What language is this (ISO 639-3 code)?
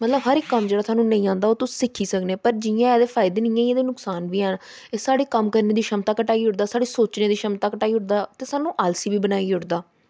doi